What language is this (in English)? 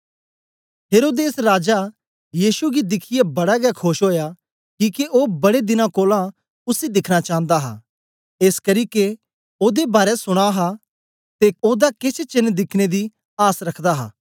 Dogri